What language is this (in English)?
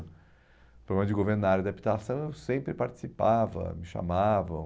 Portuguese